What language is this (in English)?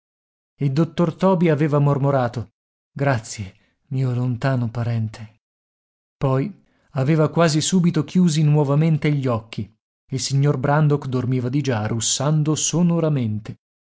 Italian